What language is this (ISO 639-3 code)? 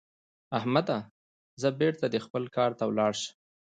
pus